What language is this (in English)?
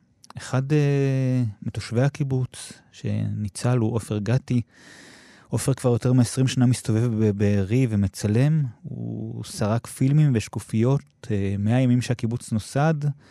Hebrew